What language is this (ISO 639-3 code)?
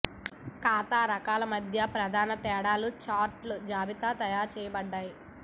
tel